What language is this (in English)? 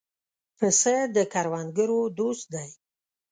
Pashto